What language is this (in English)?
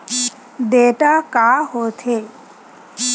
Chhattisgarhi